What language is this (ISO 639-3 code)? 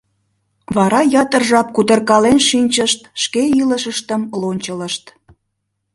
chm